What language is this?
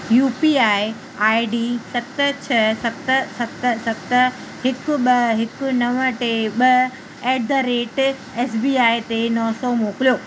Sindhi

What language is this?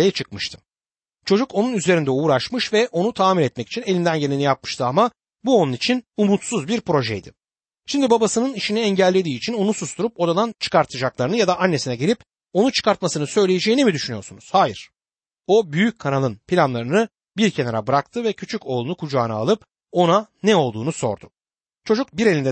Turkish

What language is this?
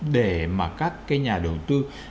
Vietnamese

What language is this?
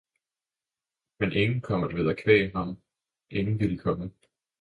Danish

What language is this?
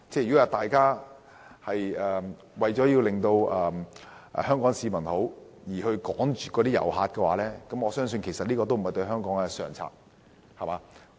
Cantonese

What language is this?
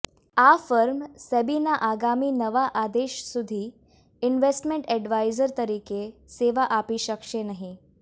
Gujarati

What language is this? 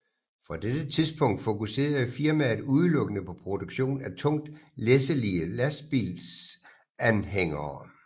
Danish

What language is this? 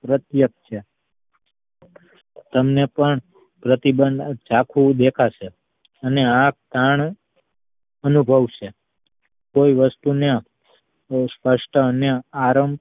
Gujarati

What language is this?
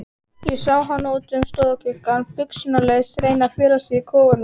Icelandic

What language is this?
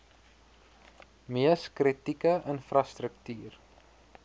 Afrikaans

